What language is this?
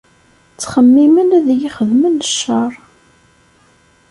Kabyle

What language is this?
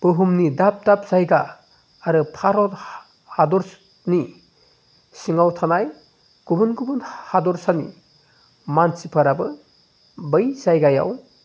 Bodo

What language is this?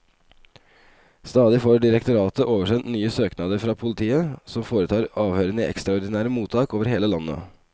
Norwegian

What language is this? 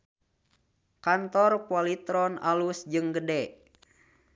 Sundanese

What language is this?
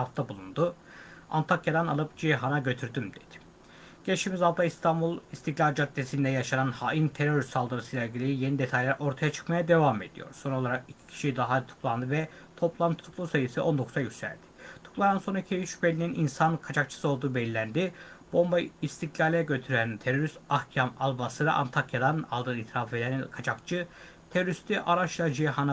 Turkish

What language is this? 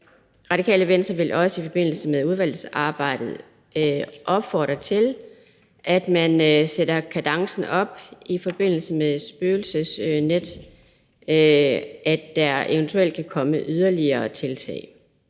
Danish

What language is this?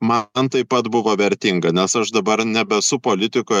Lithuanian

